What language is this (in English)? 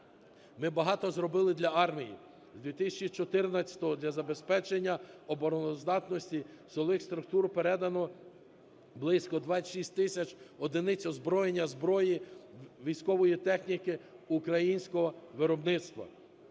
Ukrainian